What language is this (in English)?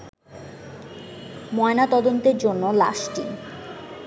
Bangla